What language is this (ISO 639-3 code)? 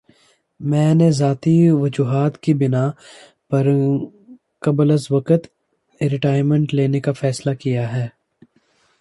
urd